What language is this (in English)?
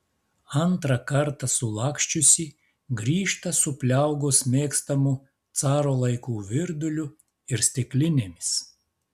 Lithuanian